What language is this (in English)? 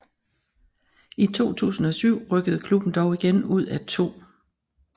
Danish